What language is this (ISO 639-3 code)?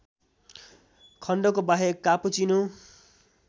nep